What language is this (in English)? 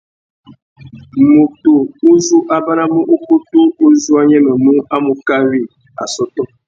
Tuki